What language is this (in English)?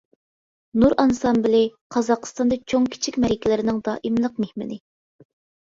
Uyghur